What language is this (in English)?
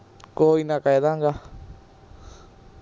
Punjabi